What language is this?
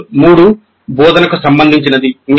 Telugu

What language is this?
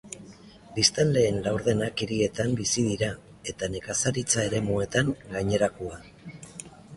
Basque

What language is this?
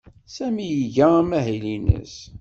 Kabyle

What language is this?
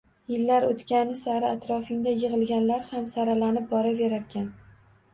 Uzbek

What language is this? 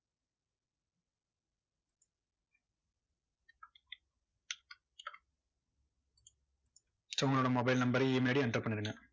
Tamil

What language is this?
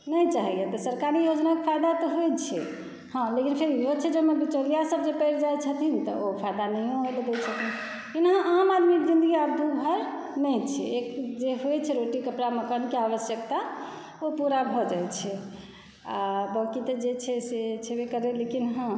Maithili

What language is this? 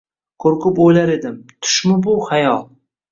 Uzbek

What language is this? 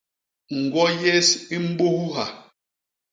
Basaa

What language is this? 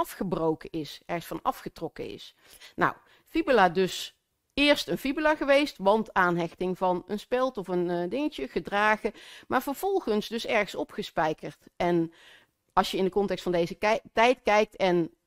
Dutch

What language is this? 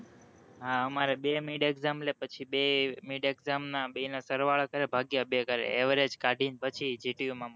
Gujarati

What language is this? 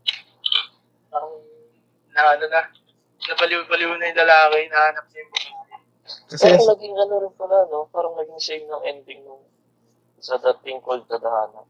Filipino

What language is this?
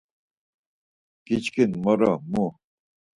Laz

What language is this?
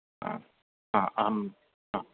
Sanskrit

